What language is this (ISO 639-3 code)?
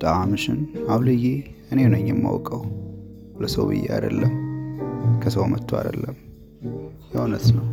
amh